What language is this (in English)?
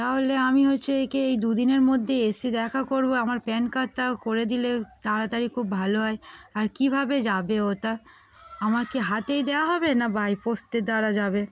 Bangla